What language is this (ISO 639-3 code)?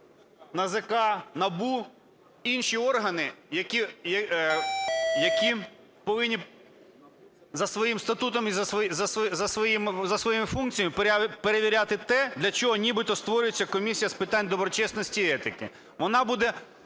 ukr